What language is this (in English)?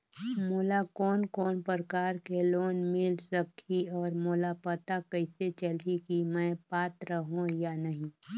Chhattisgarhi